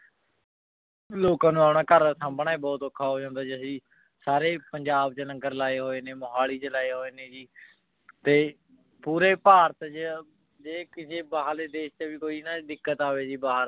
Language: Punjabi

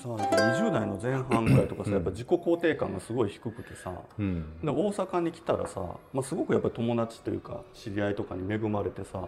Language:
Japanese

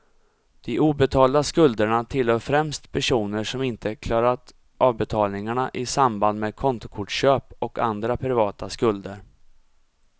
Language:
Swedish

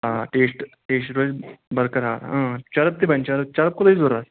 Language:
Kashmiri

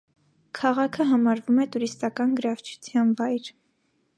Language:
Armenian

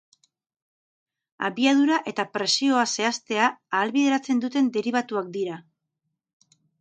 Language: Basque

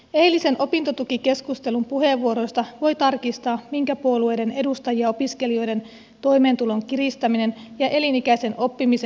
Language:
Finnish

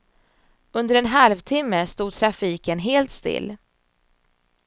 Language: Swedish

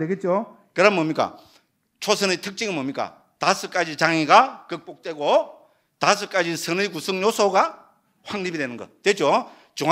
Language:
Korean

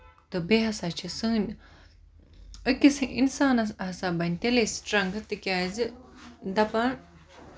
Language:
Kashmiri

